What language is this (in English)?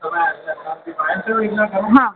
Gujarati